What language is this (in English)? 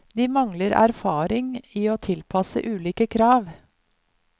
Norwegian